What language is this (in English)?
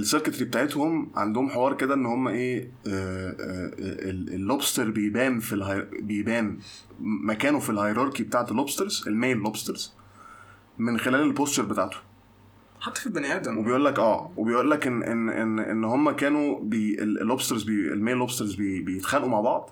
Arabic